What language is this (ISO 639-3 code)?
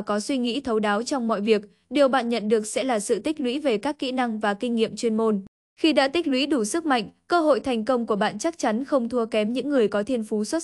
vie